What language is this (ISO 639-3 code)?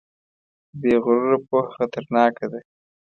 pus